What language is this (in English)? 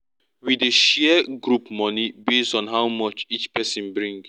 Nigerian Pidgin